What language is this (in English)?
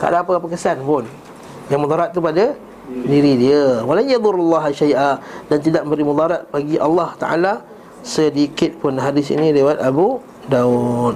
Malay